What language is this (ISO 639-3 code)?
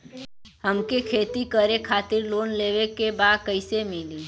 bho